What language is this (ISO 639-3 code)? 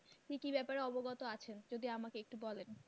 ben